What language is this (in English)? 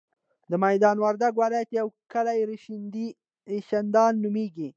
Pashto